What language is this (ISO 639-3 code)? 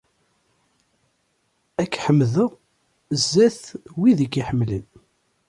kab